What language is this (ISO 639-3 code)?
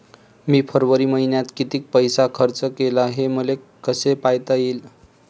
mar